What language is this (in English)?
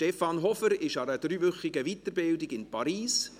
Swiss German